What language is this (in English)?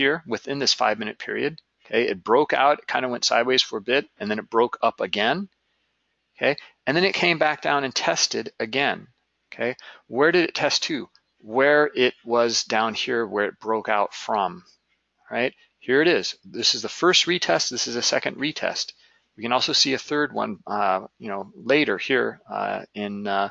English